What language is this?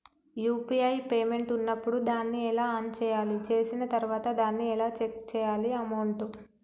Telugu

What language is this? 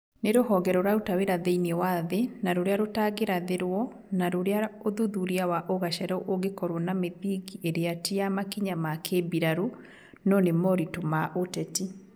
Kikuyu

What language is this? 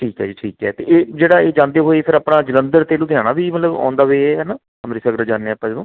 Punjabi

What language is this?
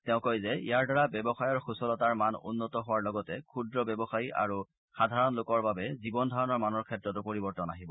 Assamese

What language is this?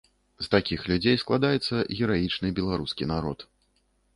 Belarusian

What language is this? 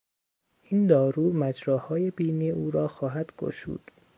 Persian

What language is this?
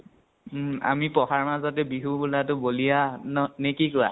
Assamese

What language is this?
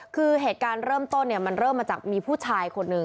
Thai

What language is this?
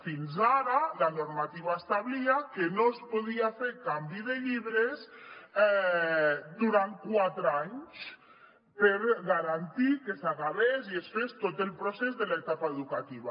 Catalan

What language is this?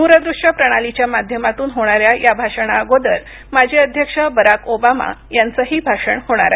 Marathi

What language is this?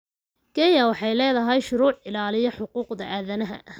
Somali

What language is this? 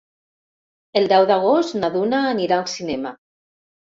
Catalan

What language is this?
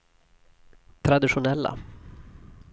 Swedish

